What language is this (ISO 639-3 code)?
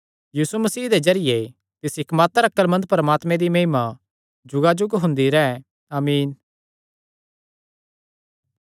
xnr